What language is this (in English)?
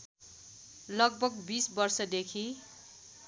Nepali